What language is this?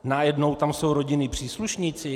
Czech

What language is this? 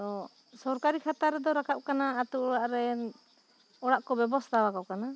Santali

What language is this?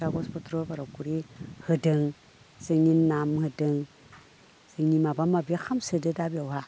Bodo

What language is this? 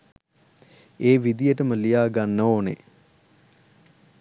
Sinhala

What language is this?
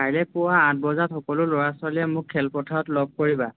Assamese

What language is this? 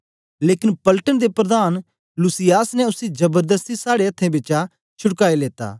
Dogri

